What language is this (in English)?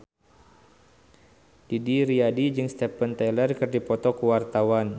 Sundanese